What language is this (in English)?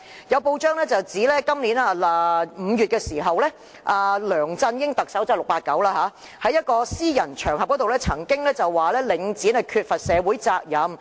Cantonese